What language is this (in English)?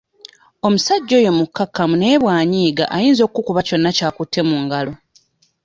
Ganda